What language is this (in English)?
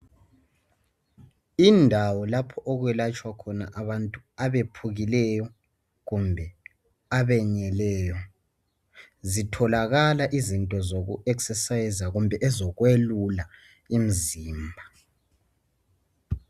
North Ndebele